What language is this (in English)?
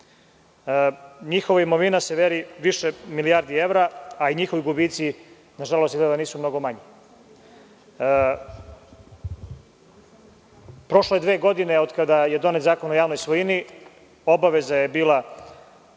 Serbian